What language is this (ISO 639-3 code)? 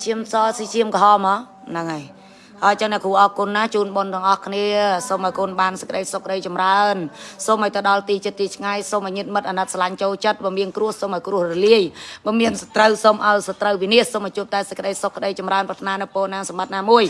vie